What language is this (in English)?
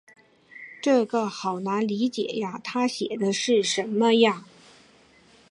Chinese